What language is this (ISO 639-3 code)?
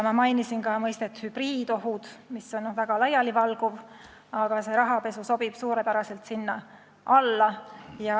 est